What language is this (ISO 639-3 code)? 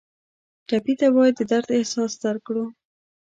pus